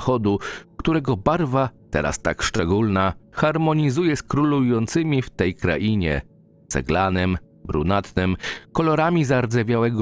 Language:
Polish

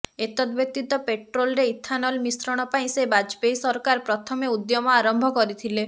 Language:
Odia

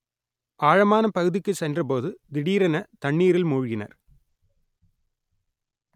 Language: Tamil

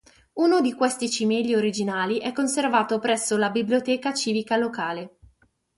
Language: Italian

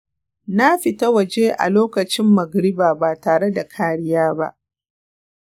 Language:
Hausa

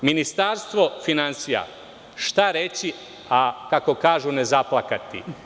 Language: Serbian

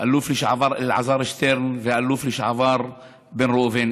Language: Hebrew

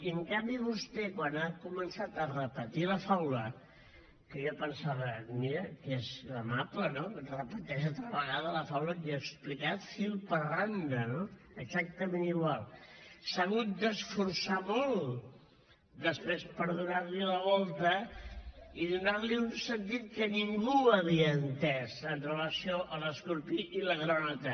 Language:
Catalan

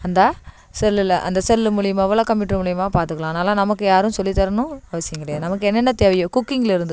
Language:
Tamil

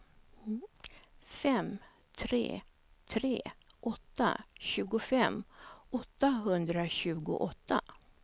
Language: Swedish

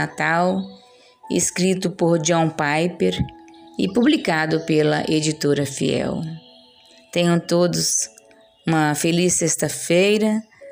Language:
Portuguese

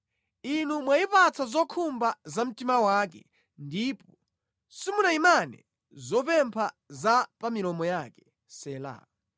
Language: Nyanja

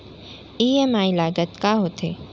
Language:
Chhattisgarhi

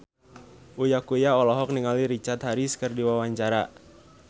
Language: Sundanese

